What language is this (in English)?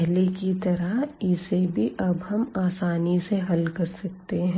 Hindi